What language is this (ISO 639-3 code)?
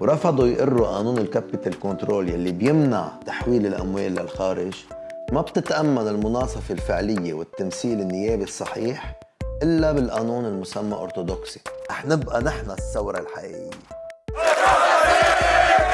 ara